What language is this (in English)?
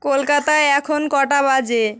Bangla